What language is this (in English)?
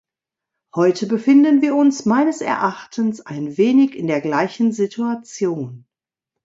German